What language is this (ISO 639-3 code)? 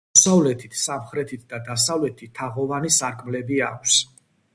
kat